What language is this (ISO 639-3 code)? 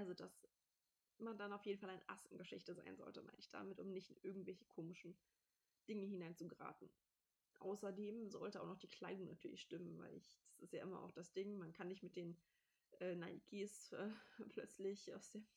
deu